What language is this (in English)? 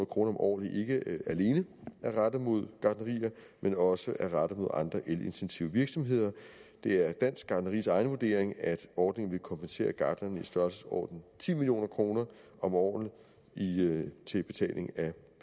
Danish